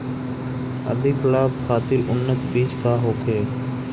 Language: Bhojpuri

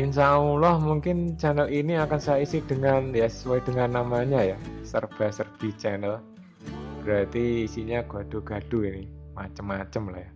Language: Indonesian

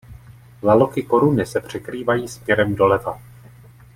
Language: Czech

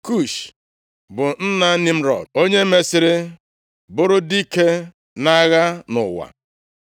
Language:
Igbo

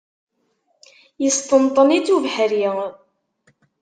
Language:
Kabyle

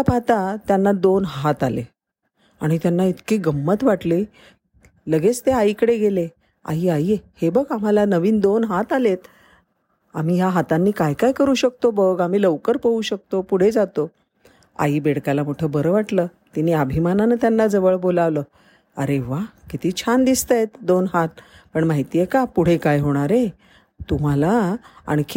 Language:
Marathi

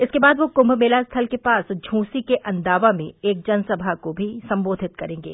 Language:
Hindi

